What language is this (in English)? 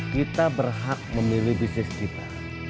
Indonesian